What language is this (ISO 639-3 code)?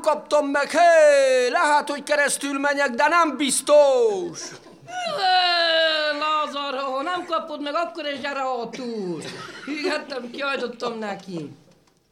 hun